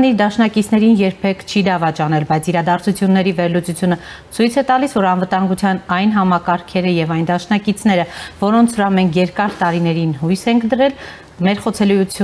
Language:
Romanian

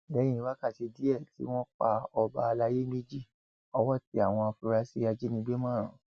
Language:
Yoruba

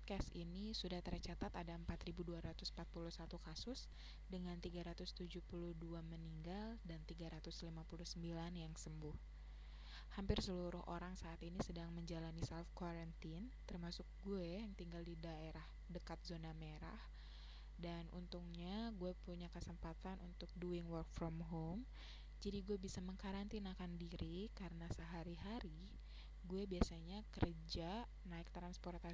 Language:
Indonesian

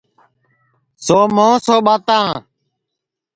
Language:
Sansi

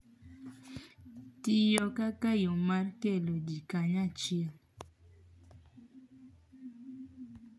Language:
Luo (Kenya and Tanzania)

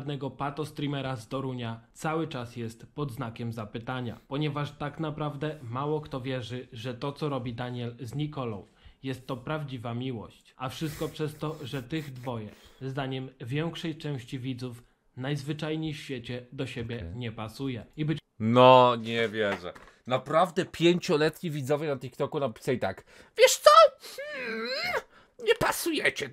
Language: Polish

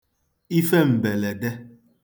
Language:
Igbo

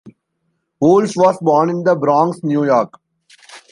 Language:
English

